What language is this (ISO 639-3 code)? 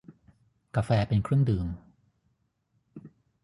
tha